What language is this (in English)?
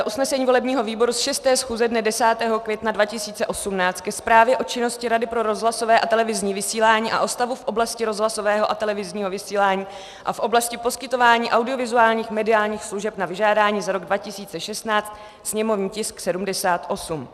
Czech